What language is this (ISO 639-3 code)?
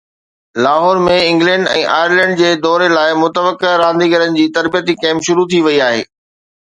snd